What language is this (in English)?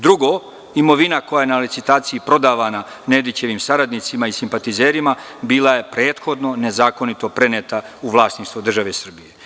Serbian